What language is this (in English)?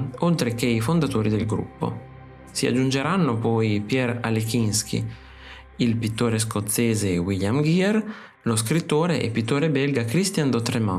Italian